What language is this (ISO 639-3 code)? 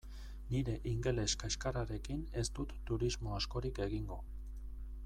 eus